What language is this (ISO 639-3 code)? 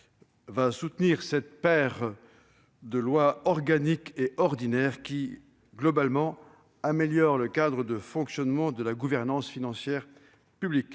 fra